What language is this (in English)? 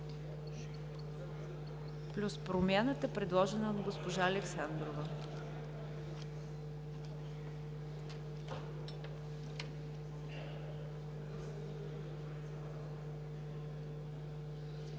Bulgarian